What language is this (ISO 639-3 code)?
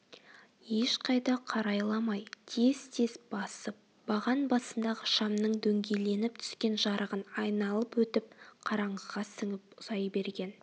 kaz